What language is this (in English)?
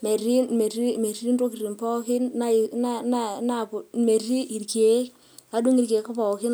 Masai